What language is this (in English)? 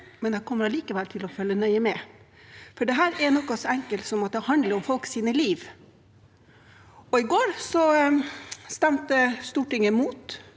Norwegian